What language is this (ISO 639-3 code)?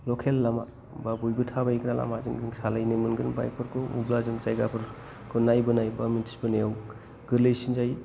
brx